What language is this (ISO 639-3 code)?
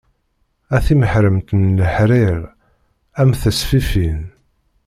kab